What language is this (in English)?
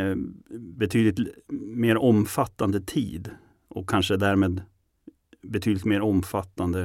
Swedish